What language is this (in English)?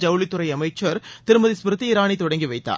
Tamil